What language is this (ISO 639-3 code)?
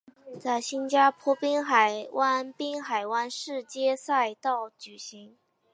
zho